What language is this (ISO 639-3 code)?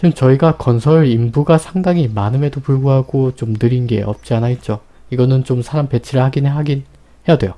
kor